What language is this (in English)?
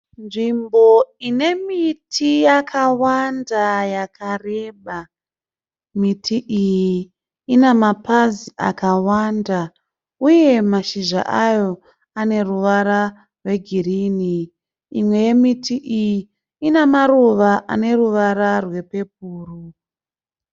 Shona